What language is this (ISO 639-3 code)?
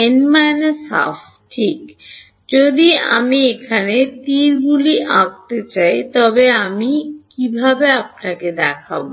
ben